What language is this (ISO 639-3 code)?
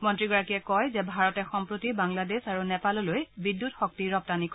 asm